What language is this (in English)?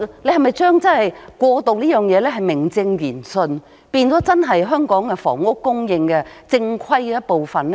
Cantonese